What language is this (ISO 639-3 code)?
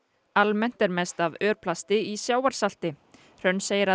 isl